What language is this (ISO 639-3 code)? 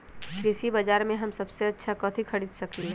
mag